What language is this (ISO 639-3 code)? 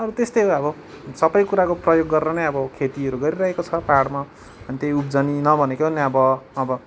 nep